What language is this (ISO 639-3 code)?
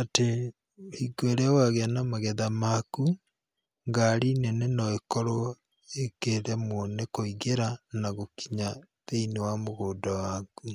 kik